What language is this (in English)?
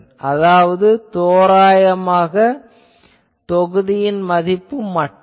Tamil